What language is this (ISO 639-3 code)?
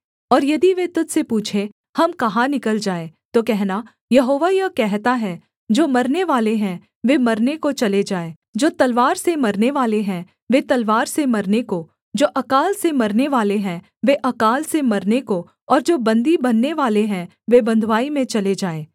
hin